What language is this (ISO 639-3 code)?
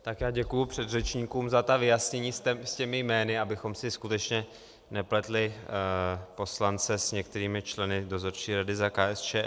ces